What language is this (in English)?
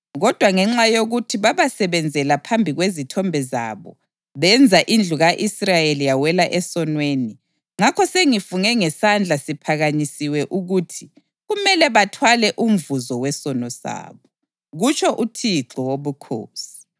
North Ndebele